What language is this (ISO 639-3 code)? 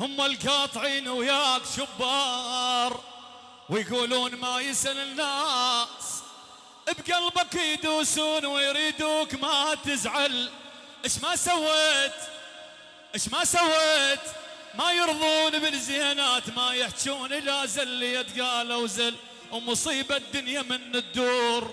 ara